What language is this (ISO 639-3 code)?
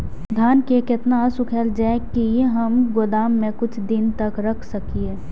mai